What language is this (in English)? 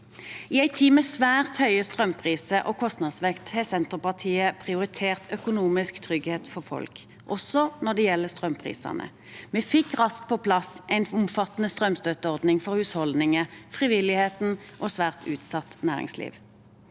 Norwegian